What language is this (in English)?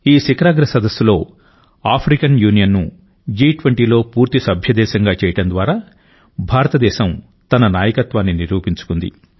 Telugu